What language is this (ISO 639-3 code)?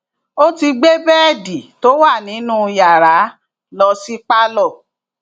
yor